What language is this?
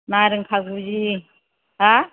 Bodo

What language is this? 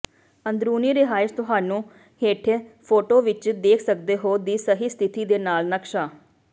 Punjabi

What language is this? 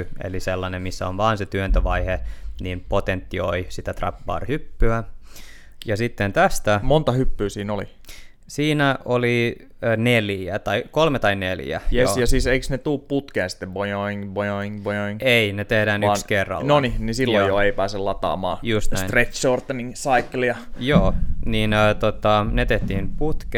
Finnish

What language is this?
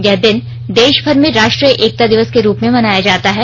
Hindi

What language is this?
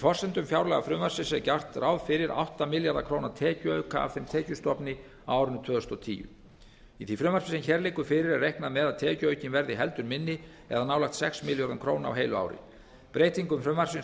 Icelandic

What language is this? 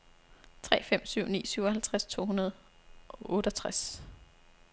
Danish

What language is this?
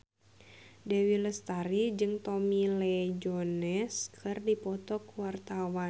Sundanese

